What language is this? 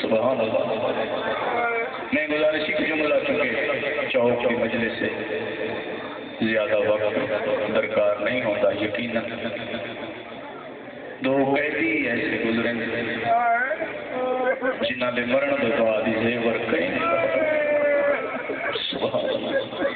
Arabic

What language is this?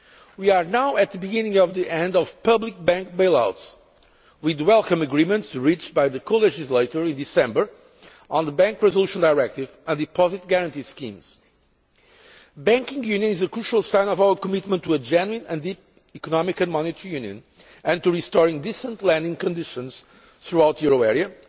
English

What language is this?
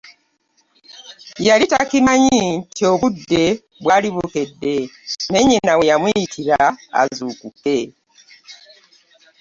Ganda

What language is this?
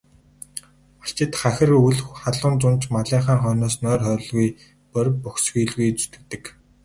Mongolian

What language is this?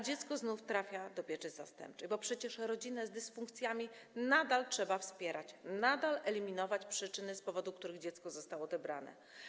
Polish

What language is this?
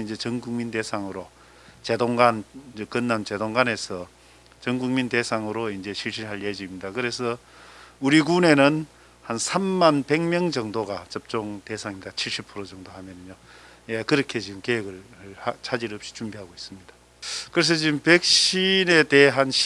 Korean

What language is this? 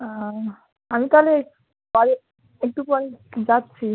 Bangla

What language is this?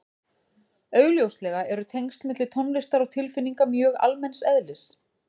Icelandic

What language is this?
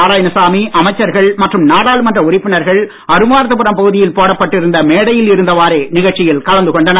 Tamil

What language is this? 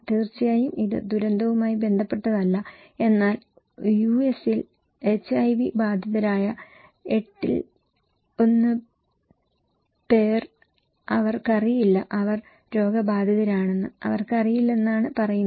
Malayalam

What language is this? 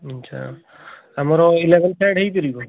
Odia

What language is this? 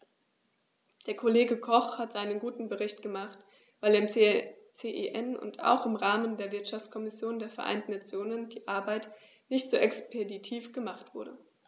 German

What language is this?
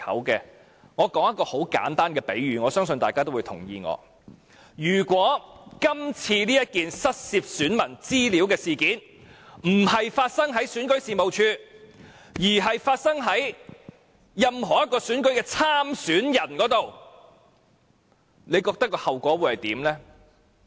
Cantonese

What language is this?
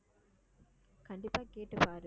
Tamil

